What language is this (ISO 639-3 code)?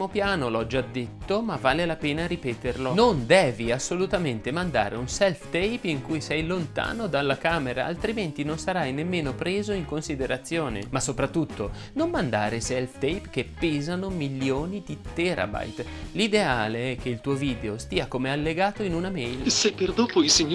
ita